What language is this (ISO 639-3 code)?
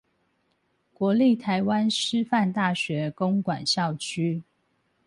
zho